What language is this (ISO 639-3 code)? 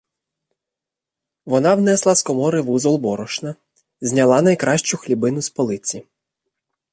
ukr